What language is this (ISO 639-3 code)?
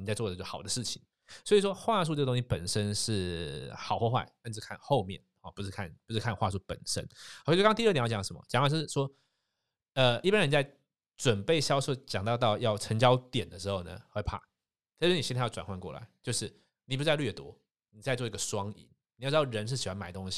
zho